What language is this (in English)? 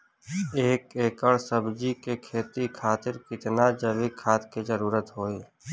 Bhojpuri